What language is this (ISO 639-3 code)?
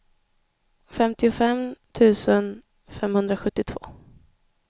swe